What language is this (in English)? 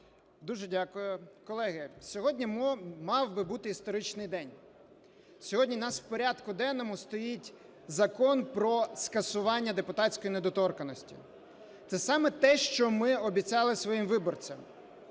Ukrainian